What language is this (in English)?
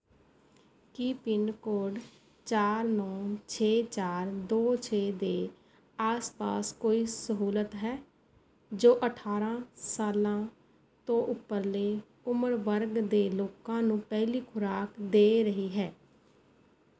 Punjabi